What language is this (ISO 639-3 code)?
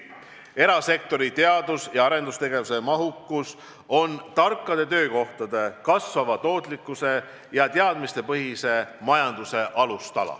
est